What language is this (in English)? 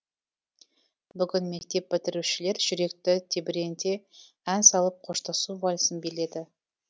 Kazakh